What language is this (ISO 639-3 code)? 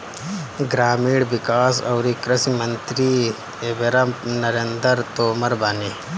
bho